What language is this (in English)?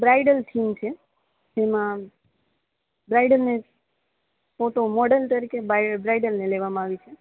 Gujarati